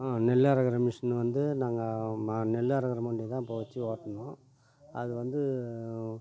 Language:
Tamil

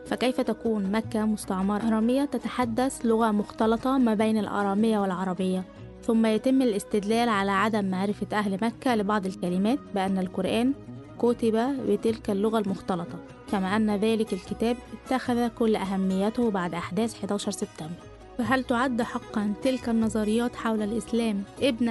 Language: Arabic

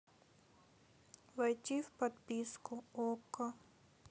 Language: Russian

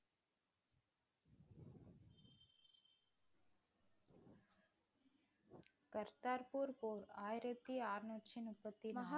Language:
Tamil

